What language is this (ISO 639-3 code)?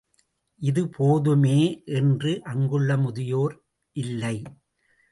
tam